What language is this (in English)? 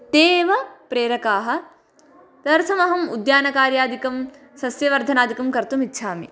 Sanskrit